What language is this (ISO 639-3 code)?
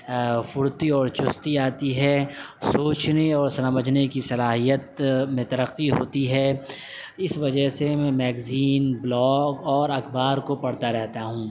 urd